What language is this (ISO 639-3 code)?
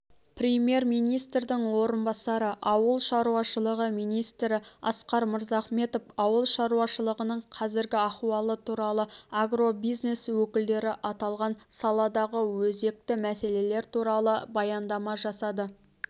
kaz